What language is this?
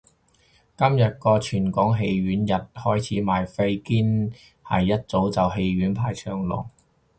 Cantonese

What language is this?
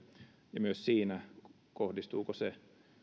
Finnish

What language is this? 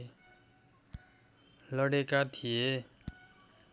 Nepali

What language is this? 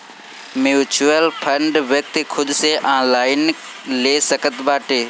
Bhojpuri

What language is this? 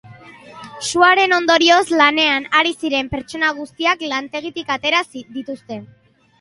Basque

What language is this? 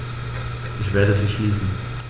German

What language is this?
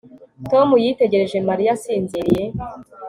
Kinyarwanda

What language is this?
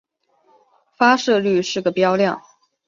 Chinese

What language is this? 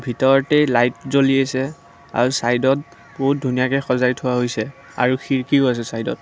Assamese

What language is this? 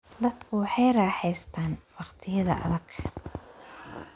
Somali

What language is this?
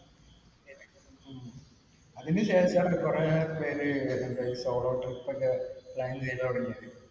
Malayalam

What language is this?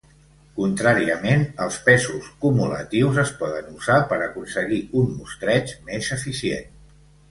Catalan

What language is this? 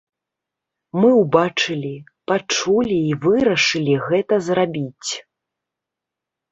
Belarusian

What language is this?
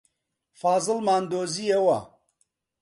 Central Kurdish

